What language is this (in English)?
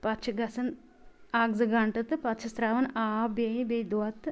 Kashmiri